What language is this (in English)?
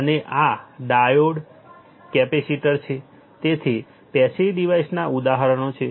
Gujarati